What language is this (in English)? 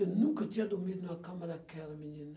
Portuguese